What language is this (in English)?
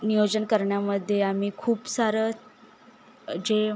Marathi